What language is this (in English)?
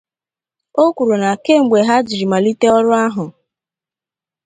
Igbo